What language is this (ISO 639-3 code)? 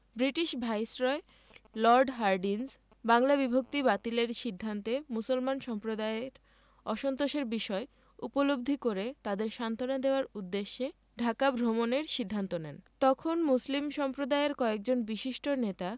ben